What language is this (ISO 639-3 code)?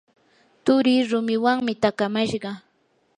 qur